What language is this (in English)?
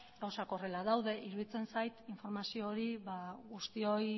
Basque